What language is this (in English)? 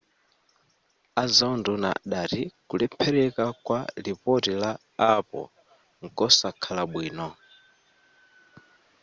Nyanja